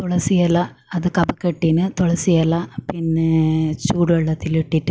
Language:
Malayalam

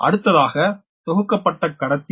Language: Tamil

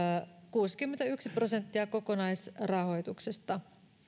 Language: Finnish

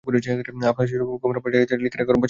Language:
Bangla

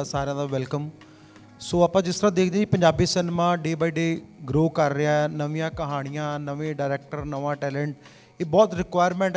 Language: Punjabi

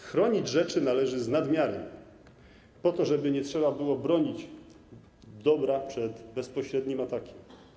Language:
Polish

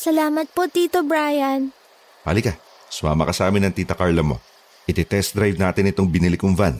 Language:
Filipino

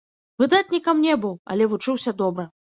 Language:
Belarusian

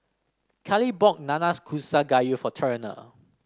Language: English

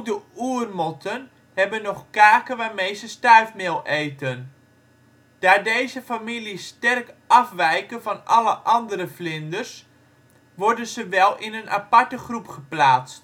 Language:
Dutch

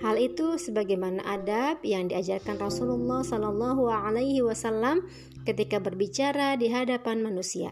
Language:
Indonesian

